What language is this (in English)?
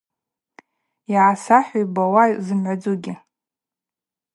Abaza